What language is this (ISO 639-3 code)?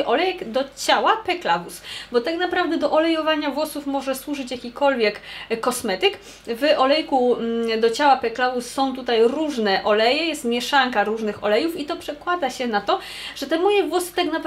pol